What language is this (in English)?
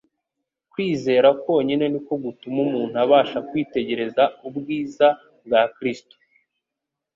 Kinyarwanda